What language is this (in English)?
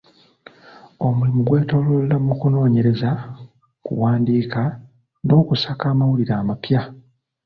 Ganda